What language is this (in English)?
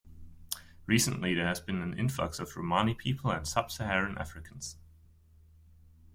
English